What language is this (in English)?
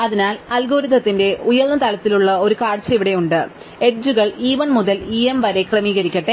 Malayalam